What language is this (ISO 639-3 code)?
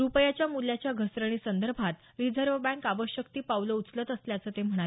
mar